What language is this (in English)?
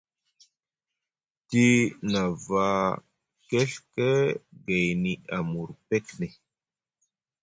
Musgu